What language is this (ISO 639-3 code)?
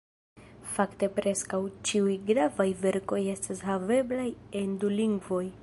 epo